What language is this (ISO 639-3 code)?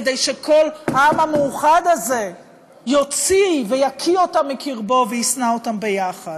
heb